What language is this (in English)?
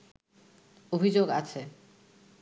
Bangla